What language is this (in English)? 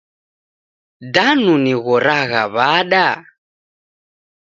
Taita